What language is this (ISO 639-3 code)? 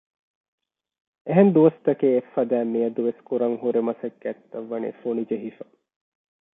div